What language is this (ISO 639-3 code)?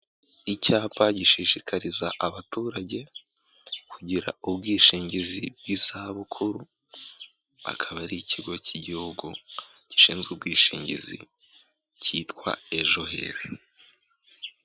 kin